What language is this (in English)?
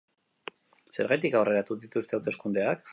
Basque